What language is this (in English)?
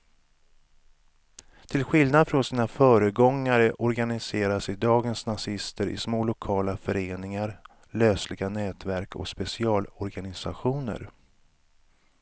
Swedish